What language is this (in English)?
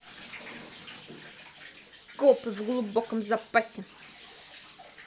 Russian